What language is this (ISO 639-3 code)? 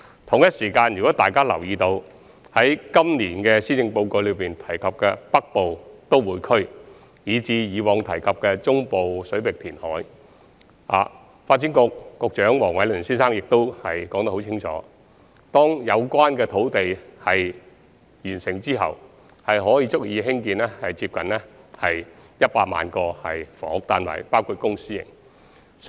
yue